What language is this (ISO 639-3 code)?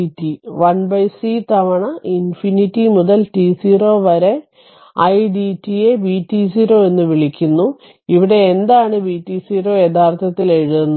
mal